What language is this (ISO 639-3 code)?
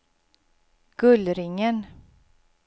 swe